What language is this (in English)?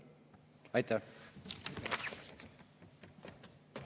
Estonian